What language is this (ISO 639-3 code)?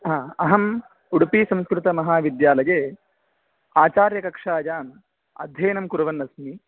san